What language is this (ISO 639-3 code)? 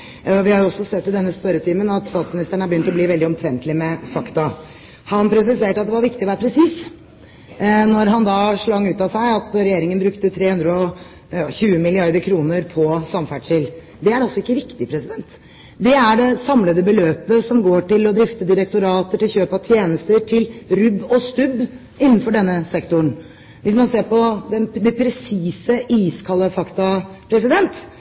nob